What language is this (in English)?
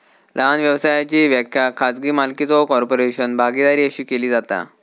Marathi